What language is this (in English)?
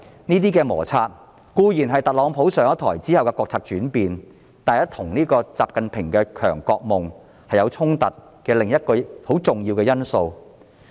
Cantonese